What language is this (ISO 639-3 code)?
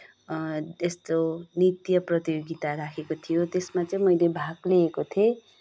nep